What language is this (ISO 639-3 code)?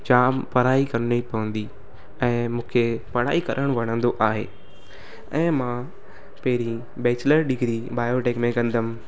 snd